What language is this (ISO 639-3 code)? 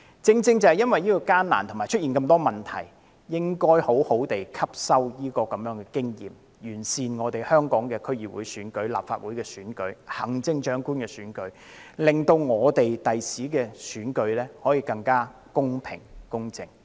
yue